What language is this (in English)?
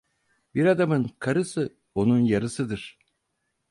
Turkish